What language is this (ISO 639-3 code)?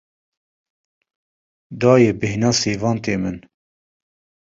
kur